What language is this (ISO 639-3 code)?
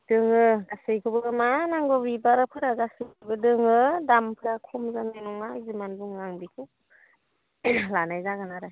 brx